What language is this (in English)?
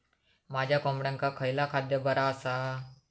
Marathi